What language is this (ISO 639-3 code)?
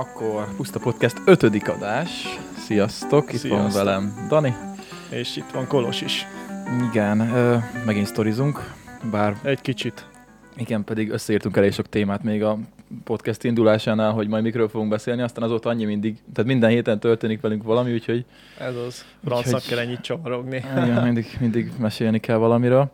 hun